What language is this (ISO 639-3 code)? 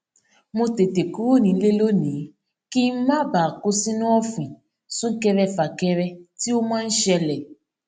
yor